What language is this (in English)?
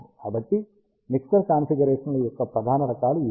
Telugu